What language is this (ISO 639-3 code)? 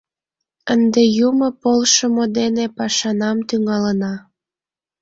chm